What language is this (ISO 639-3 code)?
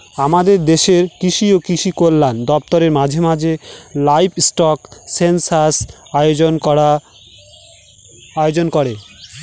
ben